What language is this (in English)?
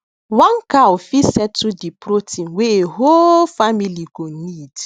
Nigerian Pidgin